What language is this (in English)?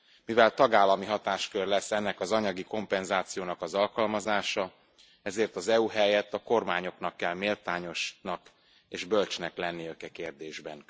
Hungarian